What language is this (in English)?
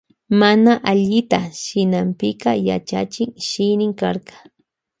Loja Highland Quichua